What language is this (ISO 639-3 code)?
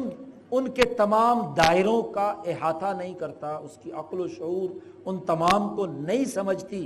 urd